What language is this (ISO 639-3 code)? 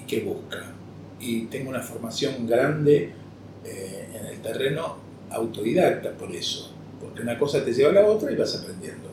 spa